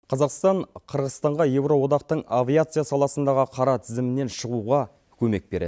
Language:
Kazakh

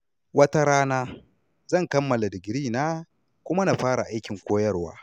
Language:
Hausa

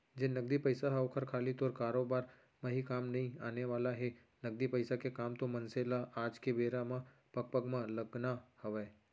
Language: Chhattisgarhi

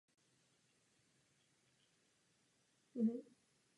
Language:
Czech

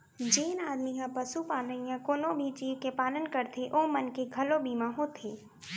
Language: Chhattisgarhi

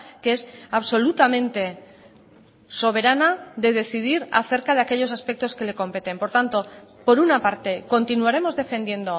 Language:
Spanish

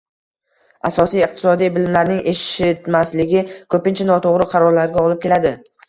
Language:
Uzbek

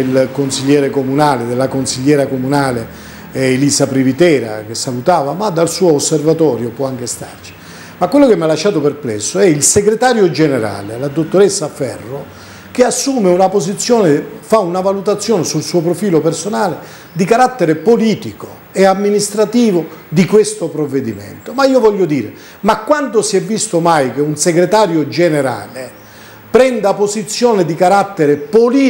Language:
Italian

